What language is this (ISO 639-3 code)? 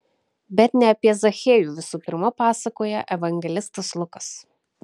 lit